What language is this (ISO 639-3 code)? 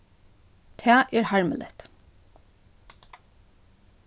fao